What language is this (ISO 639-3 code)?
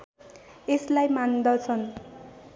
nep